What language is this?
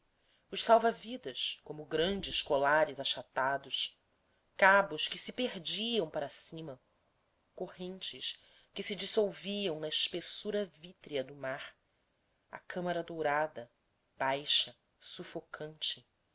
Portuguese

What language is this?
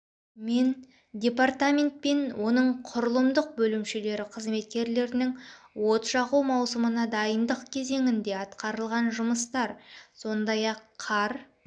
Kazakh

